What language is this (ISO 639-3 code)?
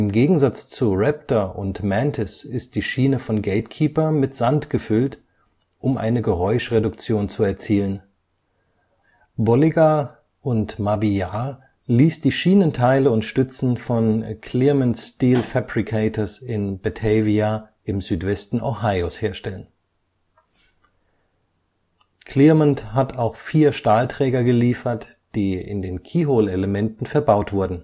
deu